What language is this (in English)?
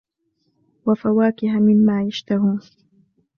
Arabic